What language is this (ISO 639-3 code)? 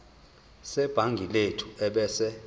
zul